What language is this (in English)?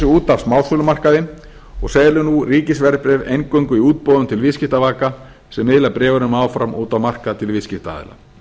Icelandic